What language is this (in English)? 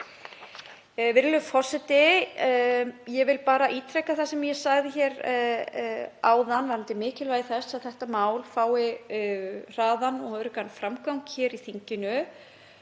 Icelandic